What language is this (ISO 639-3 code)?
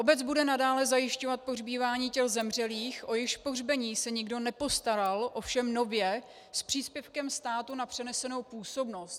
ces